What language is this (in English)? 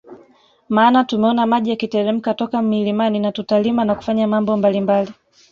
Swahili